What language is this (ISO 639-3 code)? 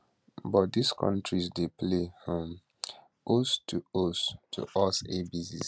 pcm